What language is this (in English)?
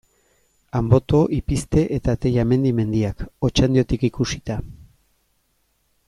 Basque